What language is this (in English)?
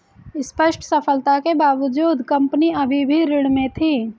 Hindi